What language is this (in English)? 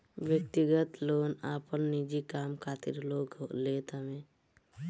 Bhojpuri